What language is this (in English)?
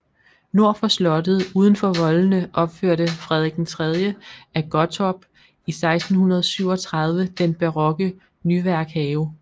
Danish